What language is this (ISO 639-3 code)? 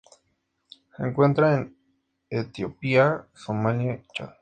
spa